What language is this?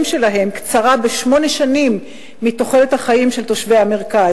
Hebrew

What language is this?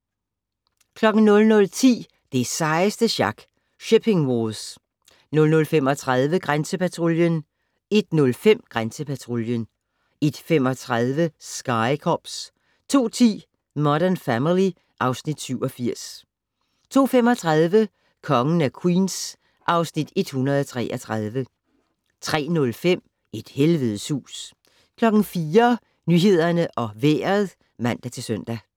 Danish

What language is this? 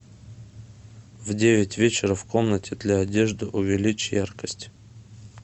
Russian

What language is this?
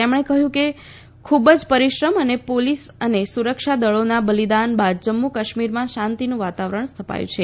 Gujarati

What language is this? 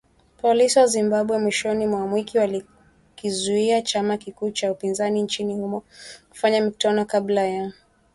Swahili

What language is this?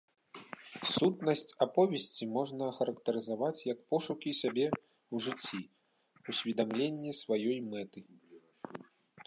Belarusian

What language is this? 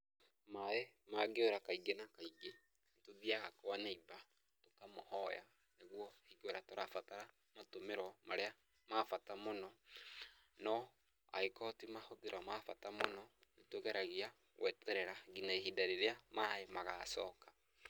Kikuyu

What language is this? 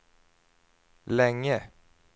Swedish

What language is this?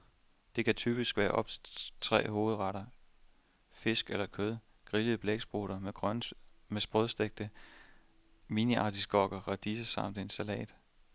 Danish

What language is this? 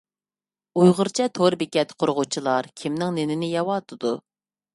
Uyghur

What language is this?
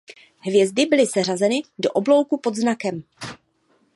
Czech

